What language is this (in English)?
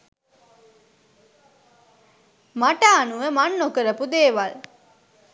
Sinhala